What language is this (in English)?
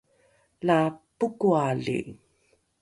Rukai